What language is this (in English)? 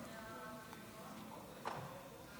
Hebrew